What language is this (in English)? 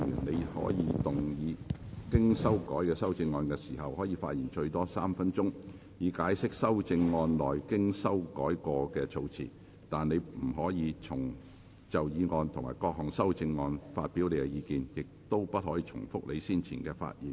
Cantonese